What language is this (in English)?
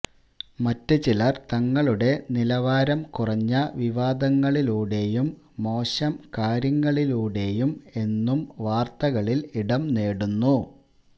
Malayalam